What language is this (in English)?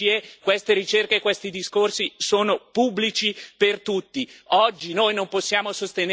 Italian